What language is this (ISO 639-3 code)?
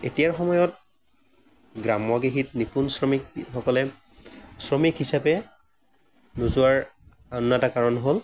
asm